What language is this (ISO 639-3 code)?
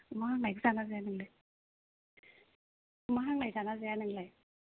brx